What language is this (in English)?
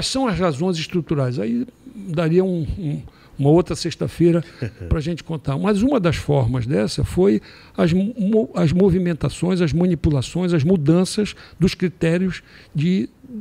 Portuguese